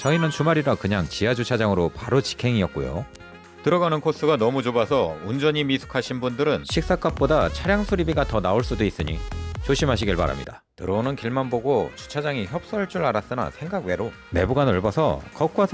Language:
Korean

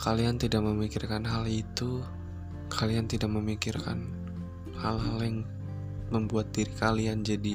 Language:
Indonesian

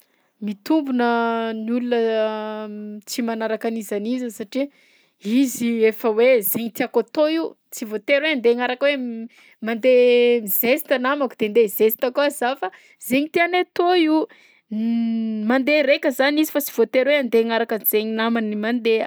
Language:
Southern Betsimisaraka Malagasy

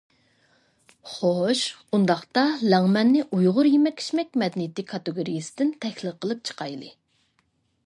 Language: Uyghur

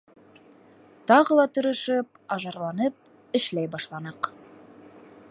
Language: Bashkir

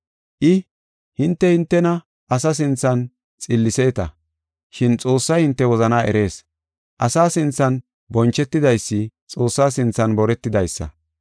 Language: Gofa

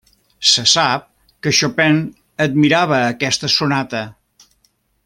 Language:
Catalan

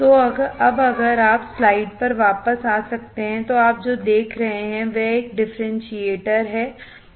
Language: Hindi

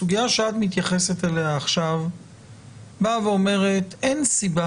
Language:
Hebrew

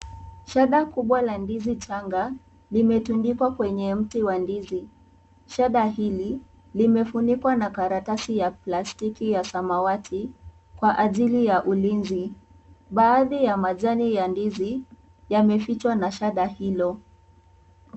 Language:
Swahili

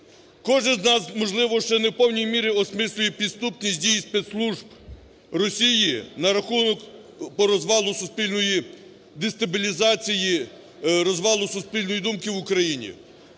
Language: Ukrainian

